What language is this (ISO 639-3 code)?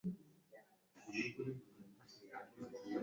kin